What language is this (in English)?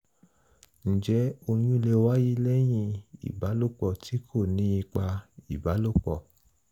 Yoruba